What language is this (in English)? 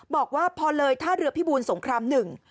Thai